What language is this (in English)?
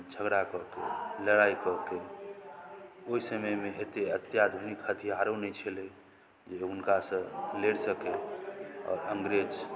Maithili